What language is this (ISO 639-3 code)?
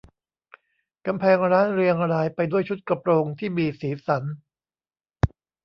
tha